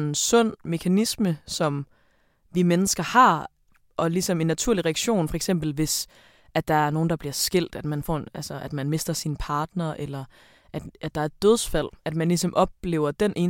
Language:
Danish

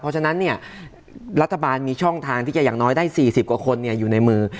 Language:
Thai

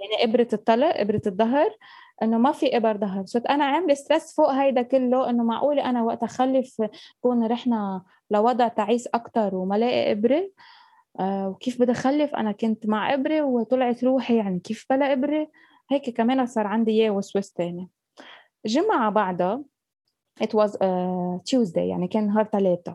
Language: Arabic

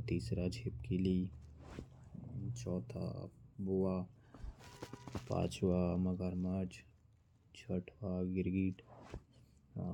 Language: Korwa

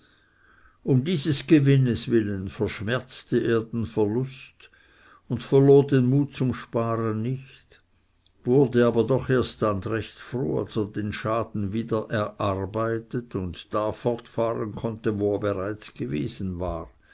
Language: German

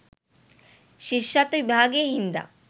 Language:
Sinhala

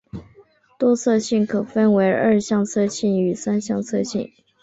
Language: Chinese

